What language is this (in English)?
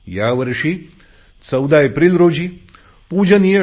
Marathi